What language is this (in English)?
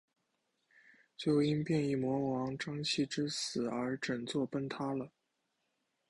Chinese